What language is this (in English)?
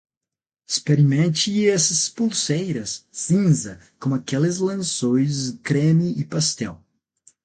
Portuguese